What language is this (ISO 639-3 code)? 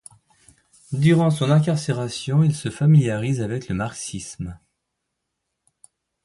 fra